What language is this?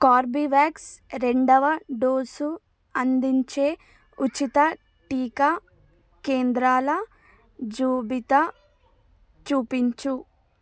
Telugu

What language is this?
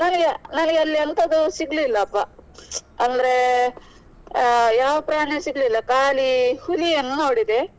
Kannada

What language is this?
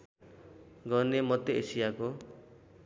Nepali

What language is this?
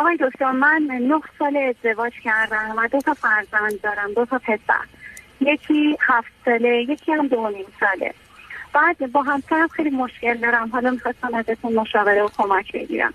Persian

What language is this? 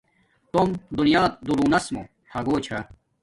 Domaaki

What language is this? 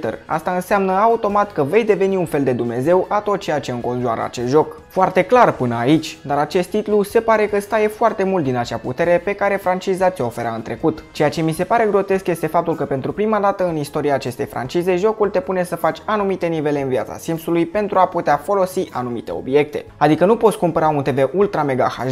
Romanian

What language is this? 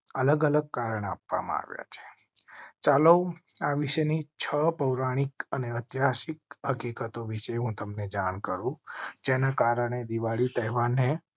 Gujarati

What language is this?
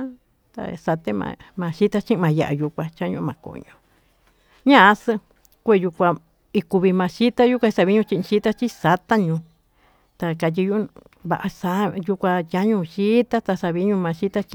Tututepec Mixtec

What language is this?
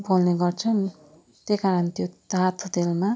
Nepali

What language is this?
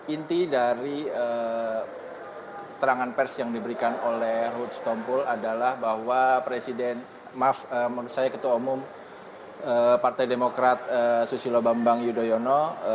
Indonesian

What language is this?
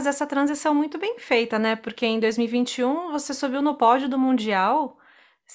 Portuguese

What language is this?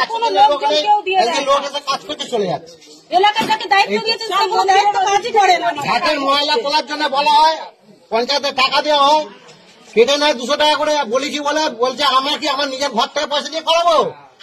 Bangla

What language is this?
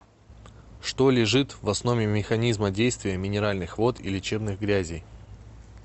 Russian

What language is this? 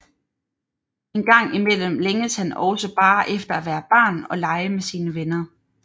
Danish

